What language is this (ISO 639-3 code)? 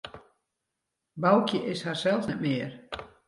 fry